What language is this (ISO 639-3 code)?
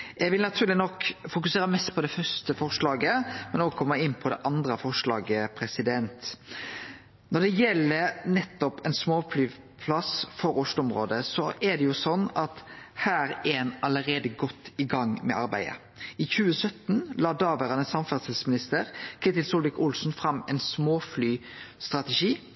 nno